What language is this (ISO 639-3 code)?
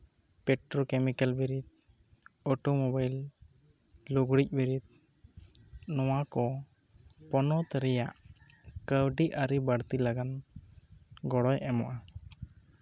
sat